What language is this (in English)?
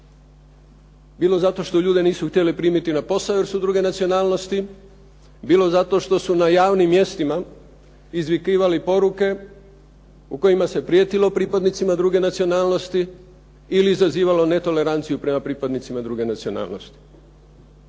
Croatian